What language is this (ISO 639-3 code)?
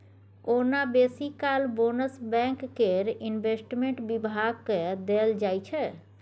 mai